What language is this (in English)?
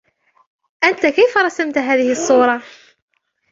Arabic